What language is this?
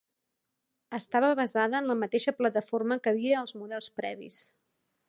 Catalan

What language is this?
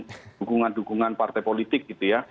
Indonesian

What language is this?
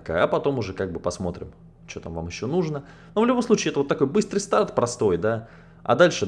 Russian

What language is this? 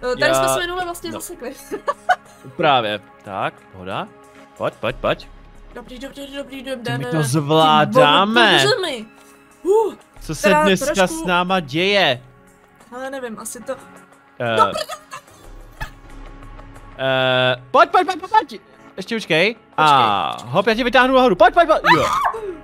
Czech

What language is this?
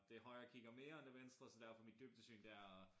Danish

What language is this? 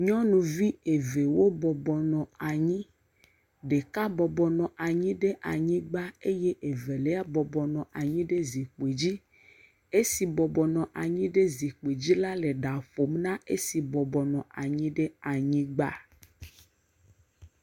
Ewe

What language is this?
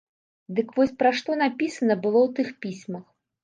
Belarusian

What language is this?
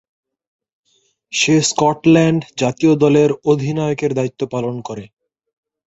Bangla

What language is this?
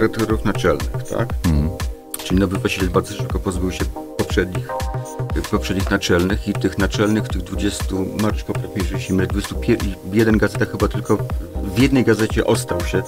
Polish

